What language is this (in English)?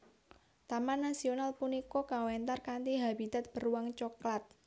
Javanese